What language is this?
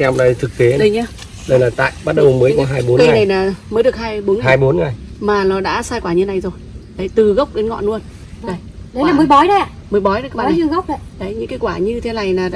Vietnamese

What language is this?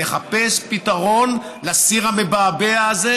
Hebrew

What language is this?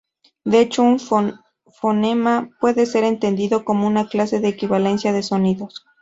Spanish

